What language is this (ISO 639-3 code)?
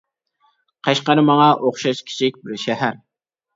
uig